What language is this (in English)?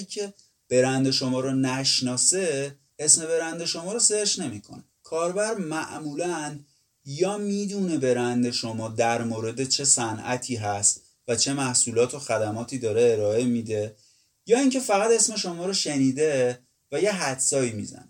Persian